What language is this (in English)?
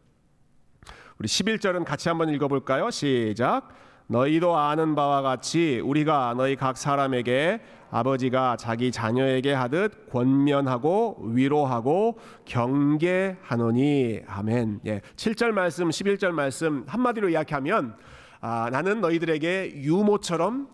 Korean